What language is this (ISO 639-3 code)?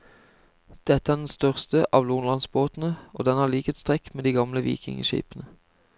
nor